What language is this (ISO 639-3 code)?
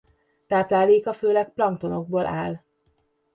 hun